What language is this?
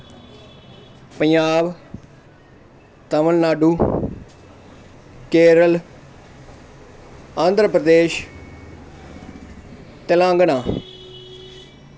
Dogri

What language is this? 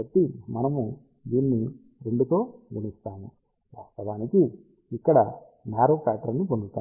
Telugu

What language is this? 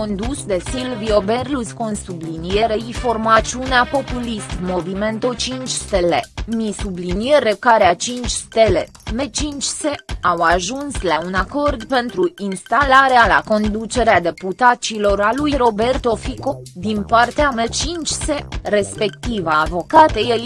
Romanian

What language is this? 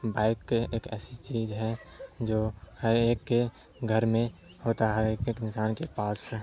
Urdu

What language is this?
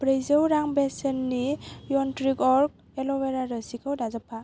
Bodo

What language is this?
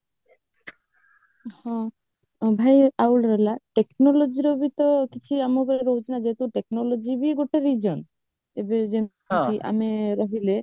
Odia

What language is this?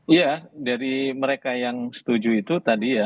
Indonesian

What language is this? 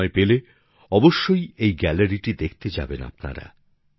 Bangla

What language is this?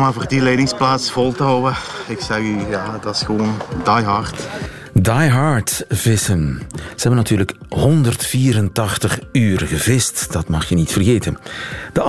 Dutch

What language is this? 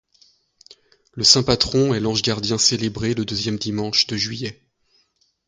French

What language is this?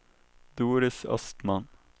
Swedish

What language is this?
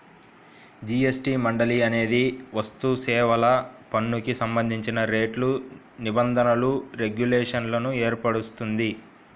Telugu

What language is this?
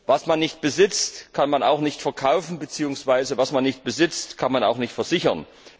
German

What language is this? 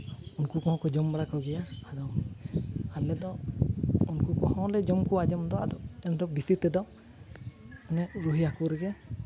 Santali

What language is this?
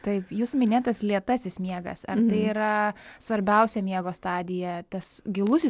Lithuanian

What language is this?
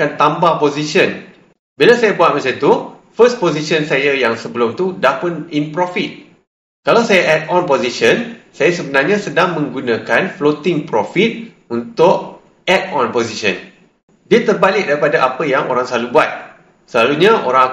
Malay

